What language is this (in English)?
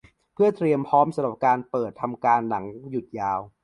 Thai